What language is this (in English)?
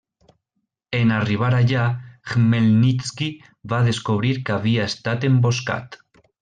Catalan